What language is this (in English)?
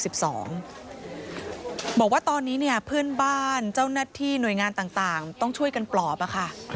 Thai